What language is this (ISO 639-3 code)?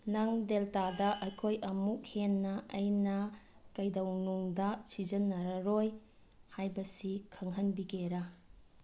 mni